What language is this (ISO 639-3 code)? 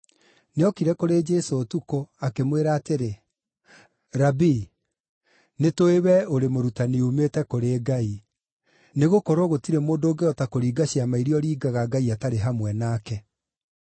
kik